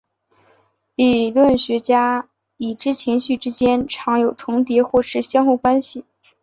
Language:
Chinese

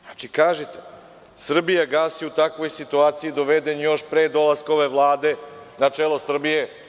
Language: Serbian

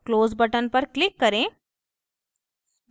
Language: Hindi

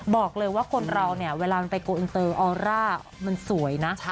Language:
Thai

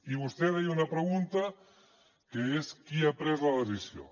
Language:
Catalan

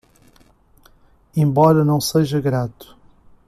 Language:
Portuguese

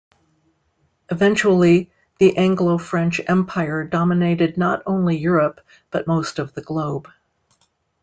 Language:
English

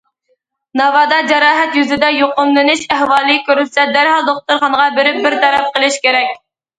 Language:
Uyghur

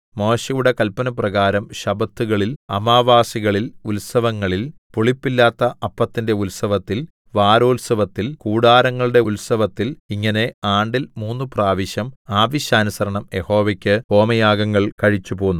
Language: Malayalam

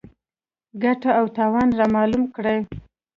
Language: Pashto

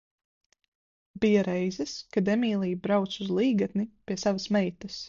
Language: Latvian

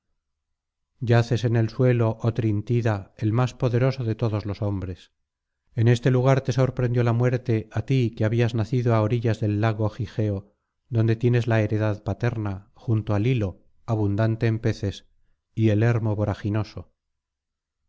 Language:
Spanish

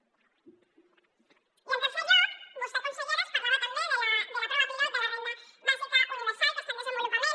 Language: Catalan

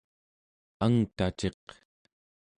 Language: Central Yupik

